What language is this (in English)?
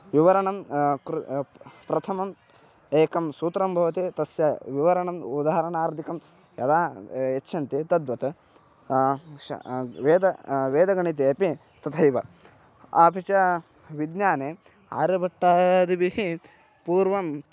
Sanskrit